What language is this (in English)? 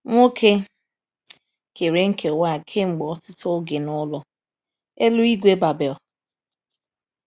Igbo